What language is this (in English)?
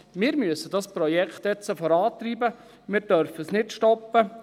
Swiss German